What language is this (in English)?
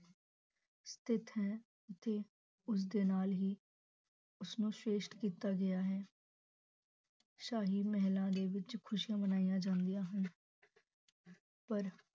Punjabi